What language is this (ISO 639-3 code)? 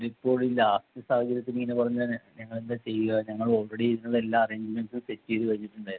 mal